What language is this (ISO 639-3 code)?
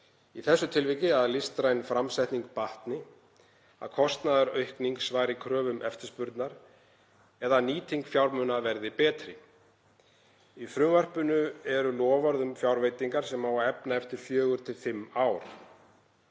isl